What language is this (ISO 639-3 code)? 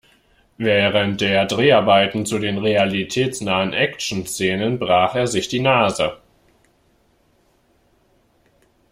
deu